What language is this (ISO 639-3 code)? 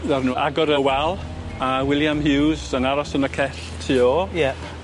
cym